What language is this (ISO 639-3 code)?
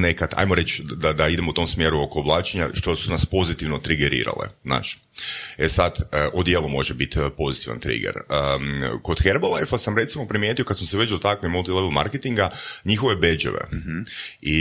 hrv